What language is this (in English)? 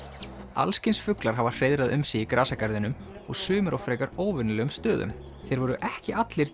Icelandic